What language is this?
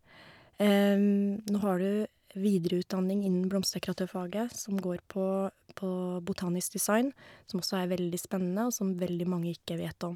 Norwegian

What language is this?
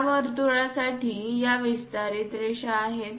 Marathi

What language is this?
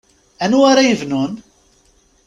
Kabyle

